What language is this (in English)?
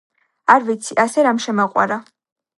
Georgian